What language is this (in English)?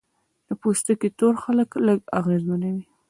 Pashto